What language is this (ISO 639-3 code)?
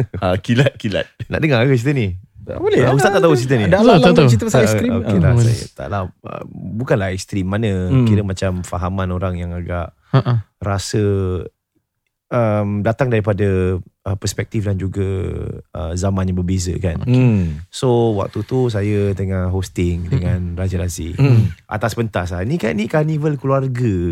msa